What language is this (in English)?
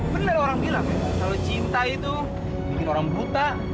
Indonesian